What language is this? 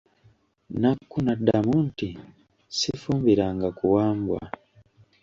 Ganda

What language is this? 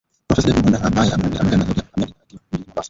Swahili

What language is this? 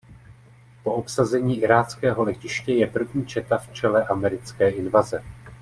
Czech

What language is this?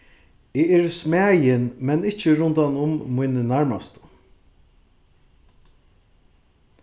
Faroese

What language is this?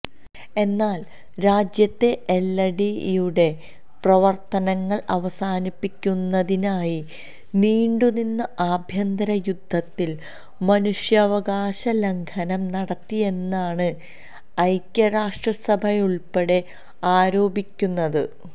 Malayalam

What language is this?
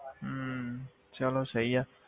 Punjabi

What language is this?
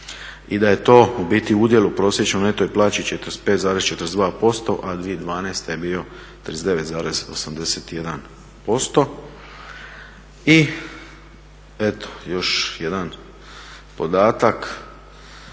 Croatian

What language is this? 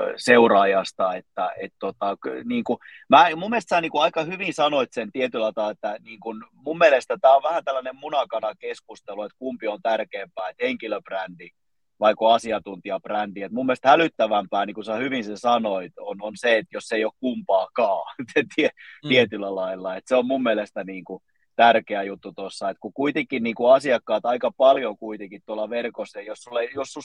Finnish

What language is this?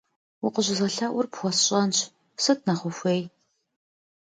Kabardian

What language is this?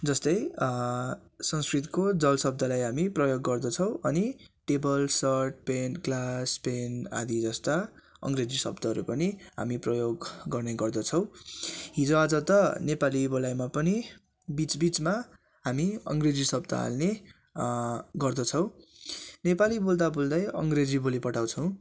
Nepali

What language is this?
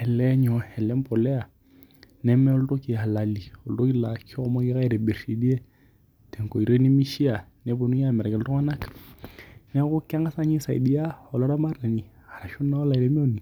Masai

